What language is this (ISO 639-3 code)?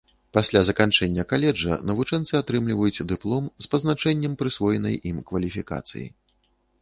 bel